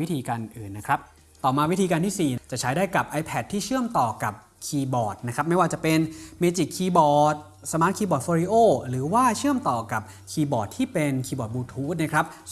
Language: Thai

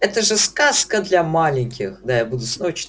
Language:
Russian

